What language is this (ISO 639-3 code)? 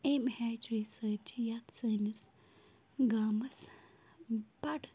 kas